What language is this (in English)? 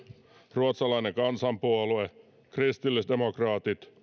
Finnish